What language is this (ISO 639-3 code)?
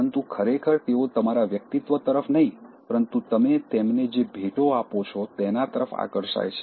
guj